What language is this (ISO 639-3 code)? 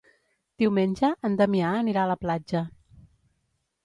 cat